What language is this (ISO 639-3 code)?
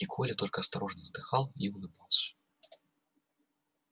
rus